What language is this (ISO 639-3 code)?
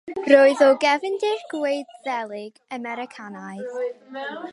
cym